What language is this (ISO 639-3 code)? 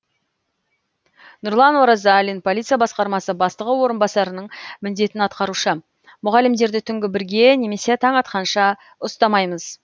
kaz